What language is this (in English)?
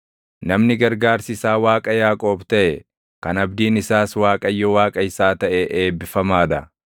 Oromo